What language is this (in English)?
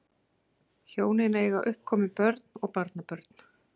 Icelandic